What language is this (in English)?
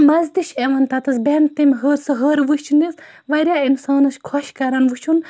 Kashmiri